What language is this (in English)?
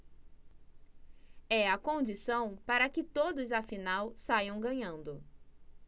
Portuguese